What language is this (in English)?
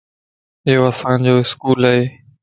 Lasi